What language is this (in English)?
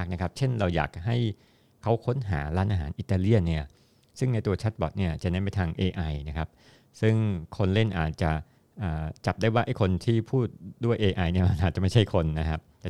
Thai